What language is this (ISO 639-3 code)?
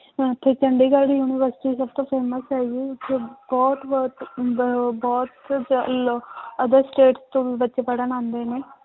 pan